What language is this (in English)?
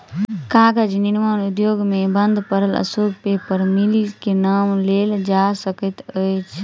Maithili